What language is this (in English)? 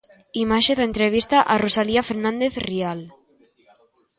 Galician